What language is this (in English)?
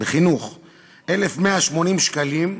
Hebrew